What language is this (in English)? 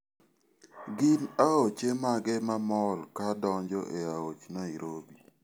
Luo (Kenya and Tanzania)